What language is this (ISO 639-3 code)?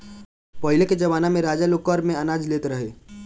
bho